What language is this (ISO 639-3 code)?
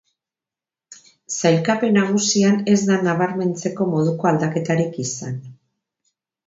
eus